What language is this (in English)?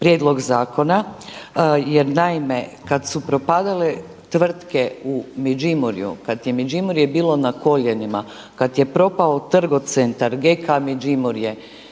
Croatian